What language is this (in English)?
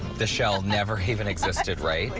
English